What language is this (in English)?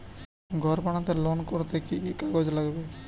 Bangla